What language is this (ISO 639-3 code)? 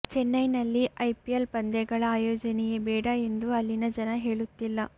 kan